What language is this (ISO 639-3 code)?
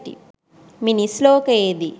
sin